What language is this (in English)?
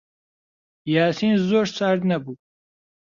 Central Kurdish